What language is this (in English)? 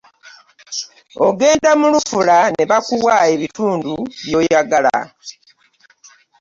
Ganda